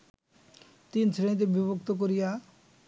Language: Bangla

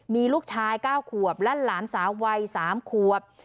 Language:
Thai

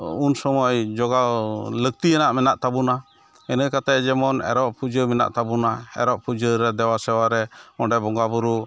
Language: Santali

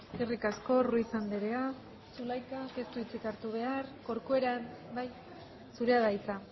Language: Basque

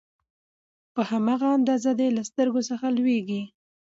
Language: Pashto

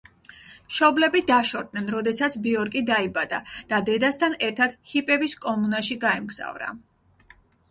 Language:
Georgian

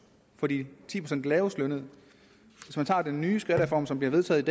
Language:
Danish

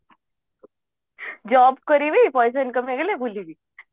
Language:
Odia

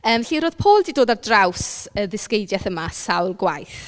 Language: Welsh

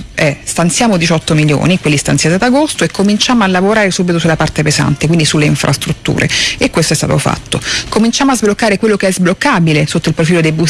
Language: Italian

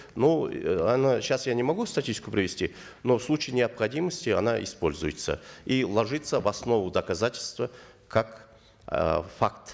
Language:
Kazakh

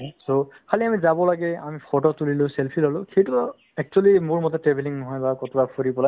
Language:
Assamese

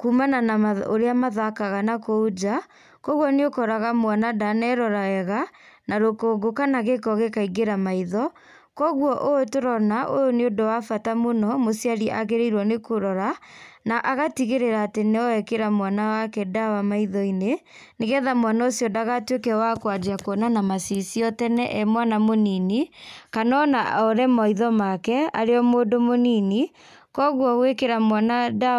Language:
Kikuyu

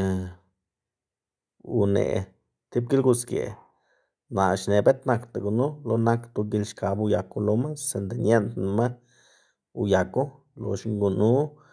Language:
Xanaguía Zapotec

